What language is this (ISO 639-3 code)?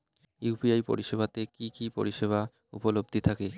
ben